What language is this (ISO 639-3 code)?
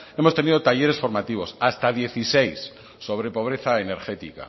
spa